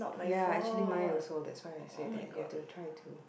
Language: English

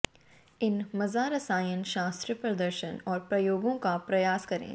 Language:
Hindi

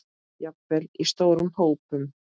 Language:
Icelandic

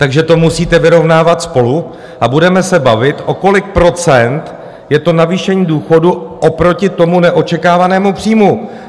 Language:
Czech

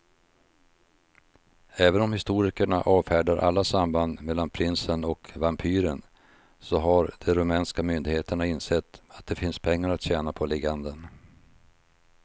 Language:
Swedish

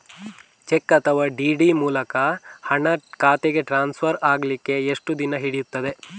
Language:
Kannada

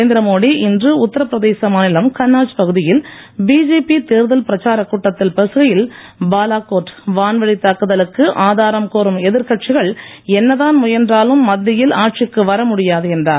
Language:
Tamil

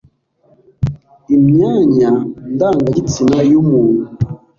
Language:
Kinyarwanda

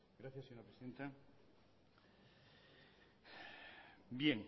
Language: Spanish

